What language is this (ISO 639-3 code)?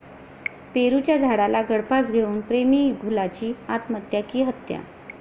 mar